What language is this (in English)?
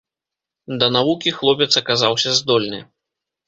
Belarusian